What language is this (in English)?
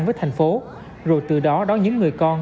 Vietnamese